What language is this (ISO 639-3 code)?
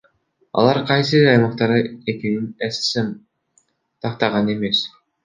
kir